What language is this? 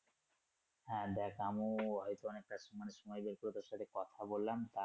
Bangla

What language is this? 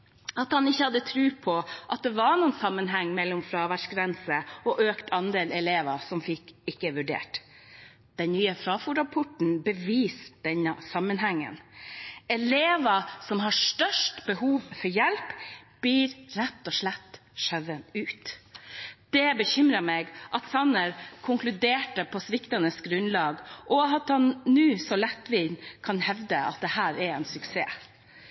Norwegian Bokmål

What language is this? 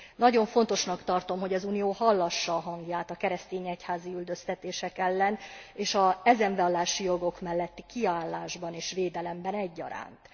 Hungarian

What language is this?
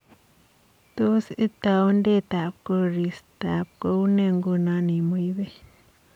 Kalenjin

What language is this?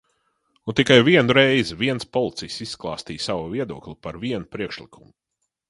Latvian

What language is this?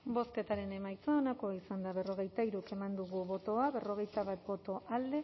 Basque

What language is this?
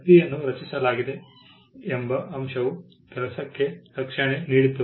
Kannada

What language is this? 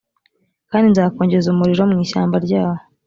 Kinyarwanda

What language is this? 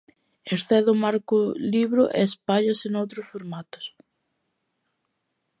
Galician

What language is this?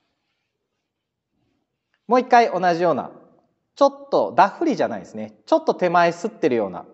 Japanese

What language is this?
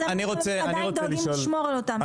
Hebrew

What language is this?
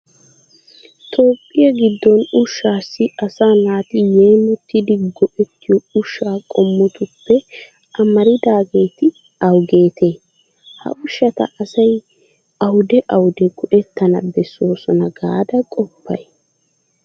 Wolaytta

